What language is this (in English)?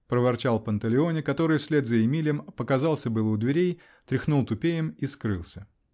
Russian